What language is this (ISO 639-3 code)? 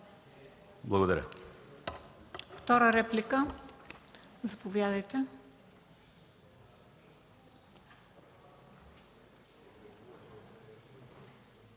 bul